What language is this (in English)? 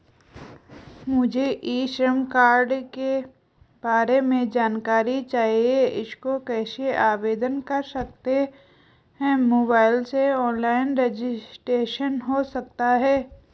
Hindi